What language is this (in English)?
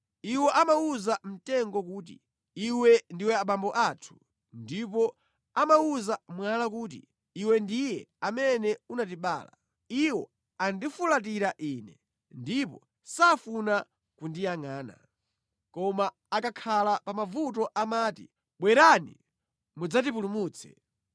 Nyanja